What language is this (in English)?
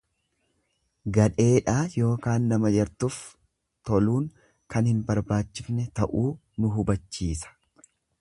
Oromo